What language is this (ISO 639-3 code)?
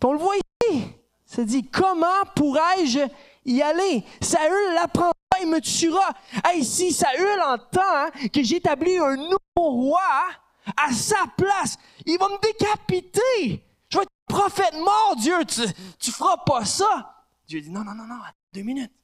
fra